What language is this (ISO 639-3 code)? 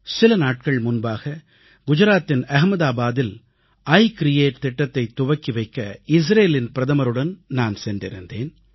tam